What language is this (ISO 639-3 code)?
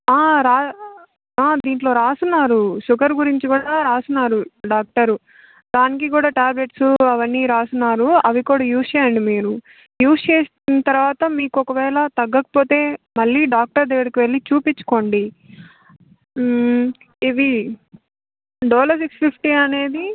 tel